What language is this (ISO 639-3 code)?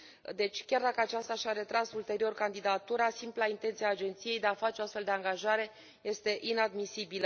ron